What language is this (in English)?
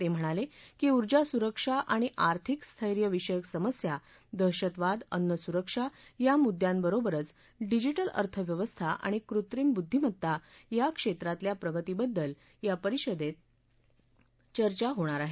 Marathi